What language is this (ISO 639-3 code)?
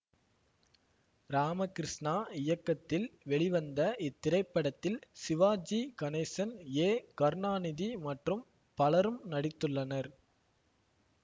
tam